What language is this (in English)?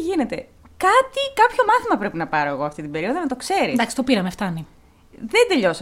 Greek